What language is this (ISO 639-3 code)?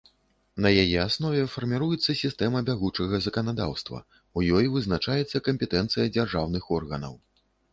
bel